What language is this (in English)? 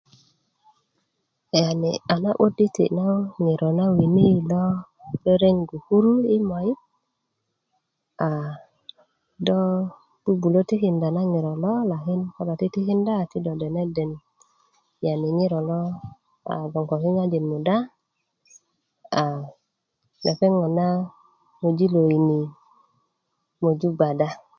Kuku